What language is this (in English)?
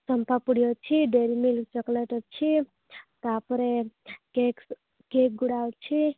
Odia